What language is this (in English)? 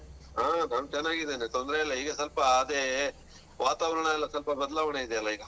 Kannada